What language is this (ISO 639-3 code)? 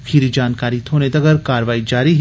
doi